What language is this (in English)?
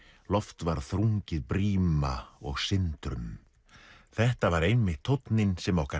Icelandic